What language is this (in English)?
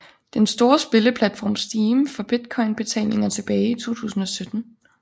Danish